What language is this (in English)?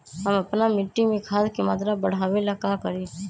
Magahi